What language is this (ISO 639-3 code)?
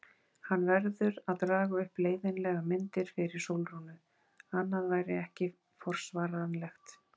isl